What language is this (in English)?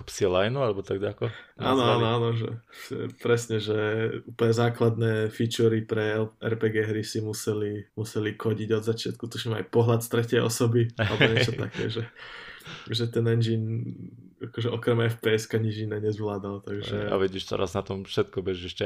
Slovak